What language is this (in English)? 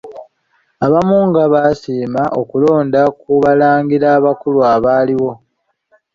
Ganda